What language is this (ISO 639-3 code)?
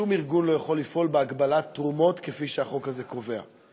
heb